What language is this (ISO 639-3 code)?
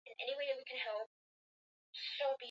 swa